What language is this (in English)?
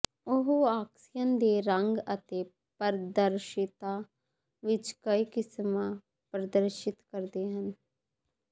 Punjabi